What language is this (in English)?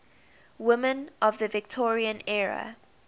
English